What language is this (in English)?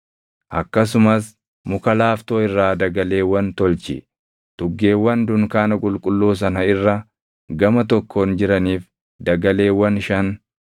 Oromo